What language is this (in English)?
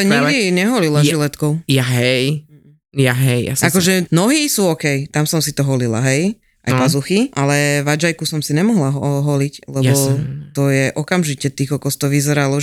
Slovak